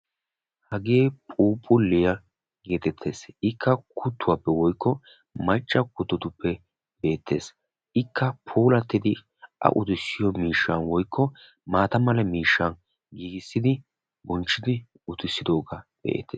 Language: Wolaytta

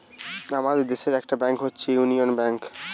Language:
Bangla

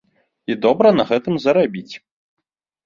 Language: Belarusian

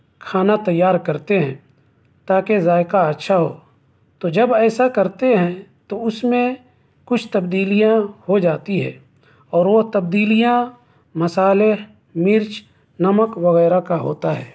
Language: Urdu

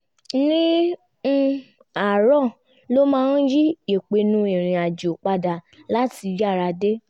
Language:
Yoruba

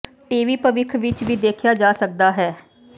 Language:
Punjabi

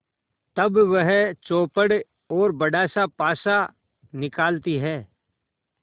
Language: Hindi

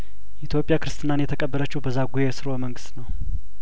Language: Amharic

